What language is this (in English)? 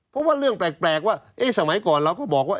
Thai